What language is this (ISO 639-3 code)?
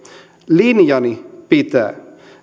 fin